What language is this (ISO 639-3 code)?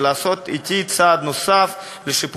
heb